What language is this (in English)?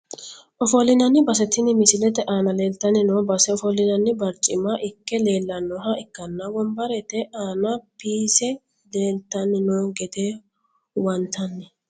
Sidamo